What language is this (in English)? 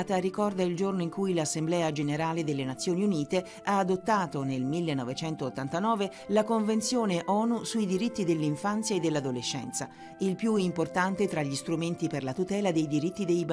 Italian